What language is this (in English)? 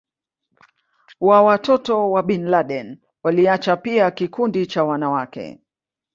Swahili